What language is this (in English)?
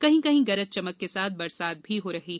Hindi